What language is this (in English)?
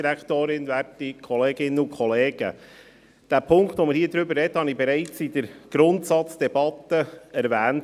Swiss German